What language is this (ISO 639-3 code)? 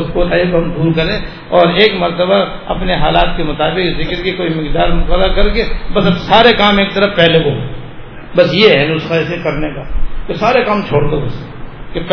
urd